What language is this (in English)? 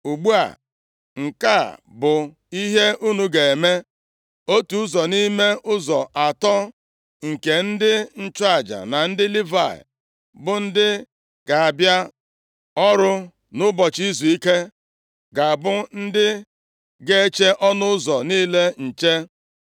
Igbo